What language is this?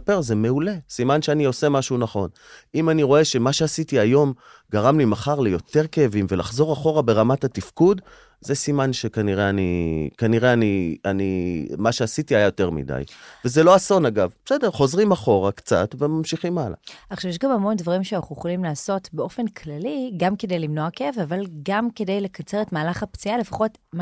Hebrew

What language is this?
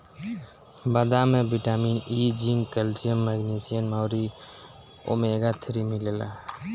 Bhojpuri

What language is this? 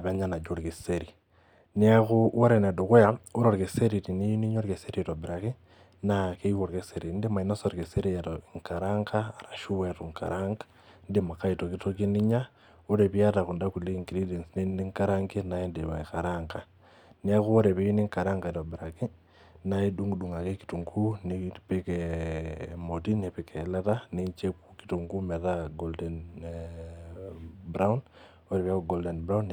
Masai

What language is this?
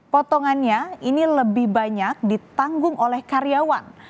Indonesian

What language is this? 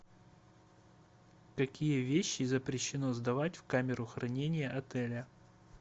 Russian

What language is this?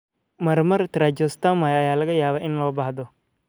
Somali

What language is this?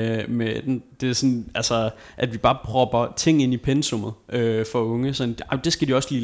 Danish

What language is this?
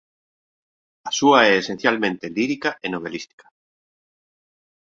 Galician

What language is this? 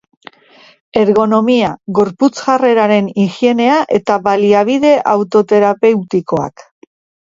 Basque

